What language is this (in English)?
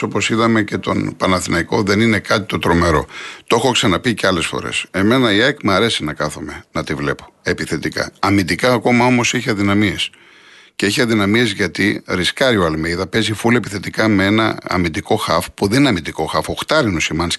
Greek